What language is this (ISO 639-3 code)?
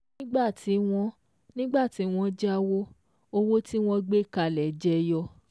yor